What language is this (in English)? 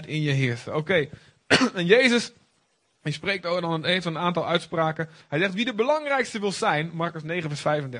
Dutch